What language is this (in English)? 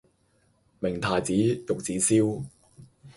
Cantonese